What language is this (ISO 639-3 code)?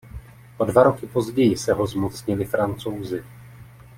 ces